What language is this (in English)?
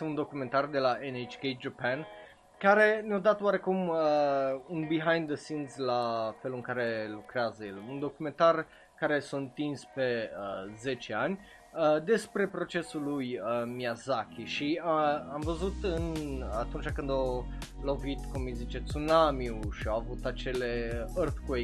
Romanian